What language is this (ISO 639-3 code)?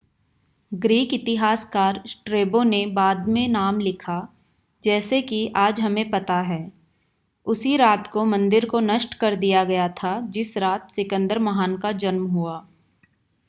hin